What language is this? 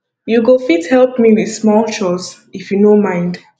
Nigerian Pidgin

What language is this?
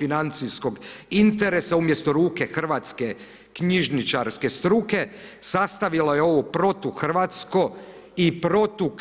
Croatian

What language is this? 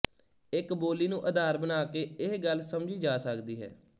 Punjabi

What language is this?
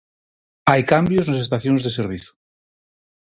Galician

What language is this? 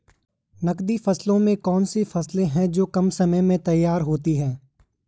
Hindi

